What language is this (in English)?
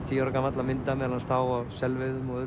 Icelandic